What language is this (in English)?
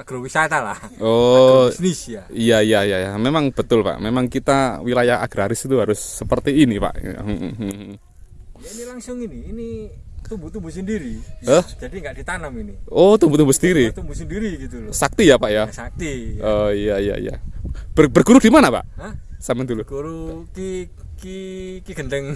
Indonesian